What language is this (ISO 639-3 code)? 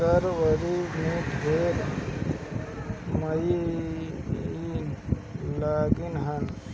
bho